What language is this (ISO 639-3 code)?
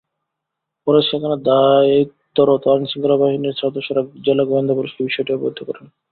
ben